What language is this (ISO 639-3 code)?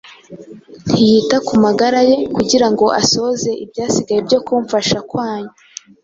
kin